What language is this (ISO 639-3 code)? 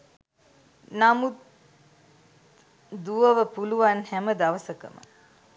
sin